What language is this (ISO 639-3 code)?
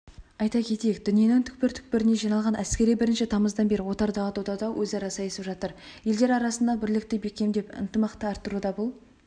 kaz